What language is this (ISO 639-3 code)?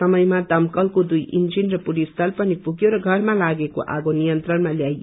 nep